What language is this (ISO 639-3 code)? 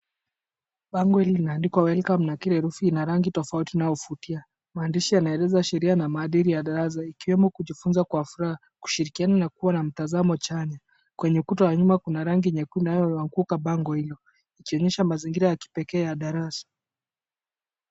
swa